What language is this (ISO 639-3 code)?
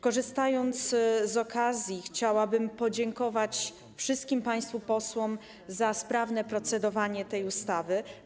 pol